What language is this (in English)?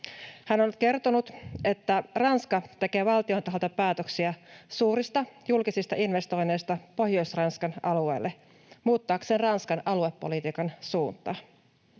Finnish